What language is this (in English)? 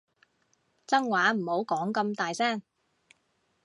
Cantonese